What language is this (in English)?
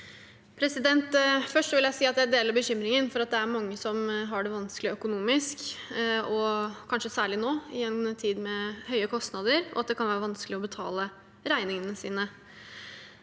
Norwegian